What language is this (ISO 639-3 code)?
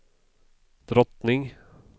swe